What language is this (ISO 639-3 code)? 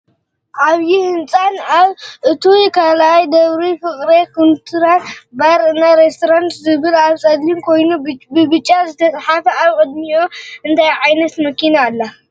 tir